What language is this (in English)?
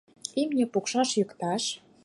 Mari